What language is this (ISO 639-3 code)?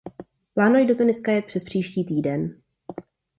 ces